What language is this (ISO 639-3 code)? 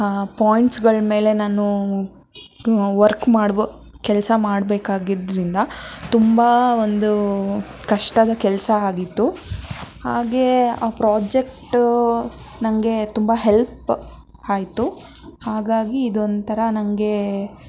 kan